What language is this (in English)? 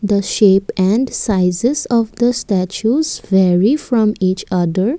English